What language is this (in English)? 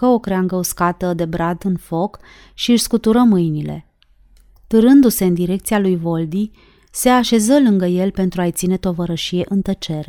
Romanian